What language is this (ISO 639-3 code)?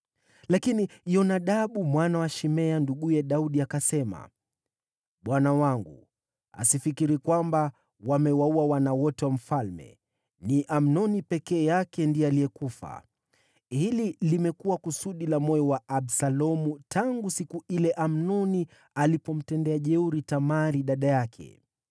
swa